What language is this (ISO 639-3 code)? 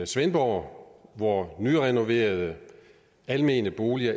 dan